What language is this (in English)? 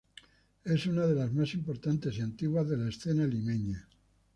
Spanish